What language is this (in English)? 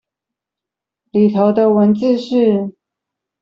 Chinese